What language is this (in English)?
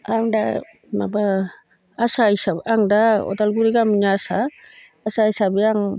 Bodo